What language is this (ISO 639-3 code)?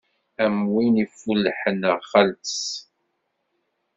kab